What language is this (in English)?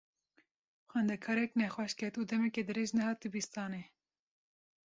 Kurdish